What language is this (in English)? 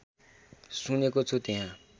Nepali